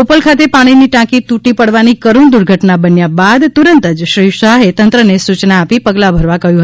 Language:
Gujarati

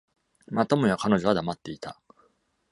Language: Japanese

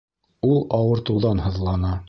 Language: Bashkir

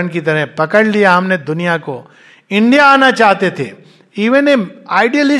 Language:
Hindi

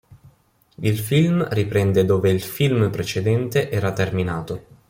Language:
Italian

